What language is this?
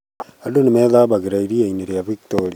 Kikuyu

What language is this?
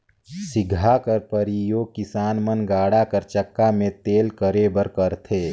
Chhattisgarhi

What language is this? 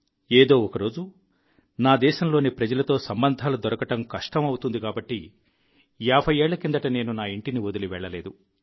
Telugu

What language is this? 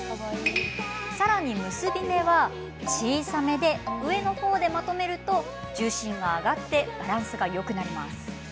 Japanese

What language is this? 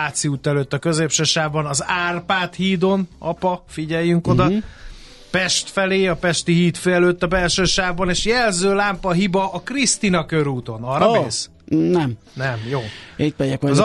Hungarian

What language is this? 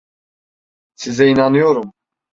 Turkish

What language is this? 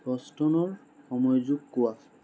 Assamese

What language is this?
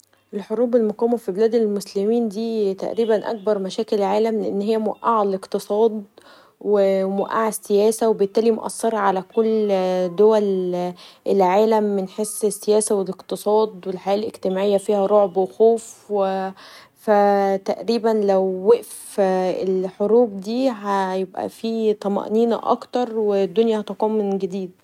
Egyptian Arabic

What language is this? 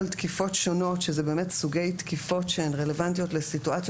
Hebrew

